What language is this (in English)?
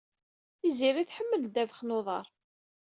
Kabyle